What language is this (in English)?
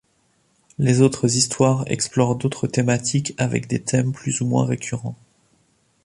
French